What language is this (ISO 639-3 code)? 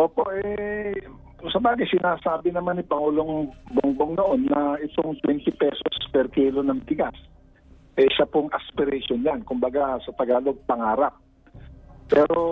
fil